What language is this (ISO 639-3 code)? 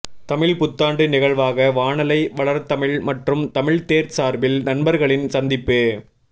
tam